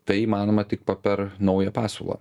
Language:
Lithuanian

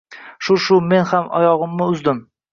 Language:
Uzbek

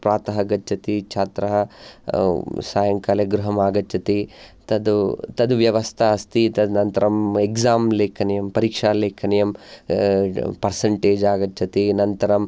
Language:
Sanskrit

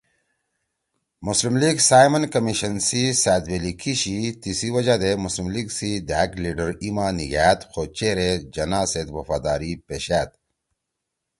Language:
Torwali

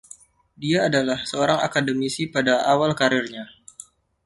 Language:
Indonesian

